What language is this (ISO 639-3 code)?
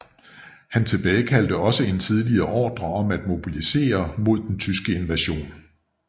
dan